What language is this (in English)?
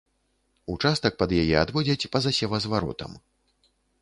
Belarusian